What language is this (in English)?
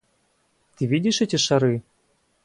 Russian